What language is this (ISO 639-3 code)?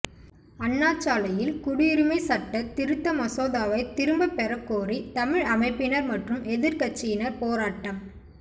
tam